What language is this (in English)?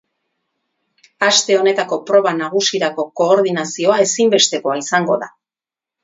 Basque